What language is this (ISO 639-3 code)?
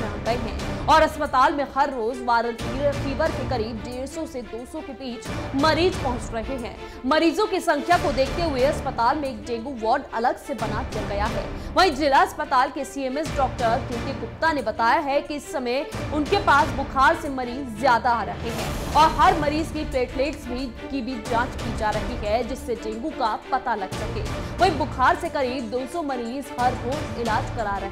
hin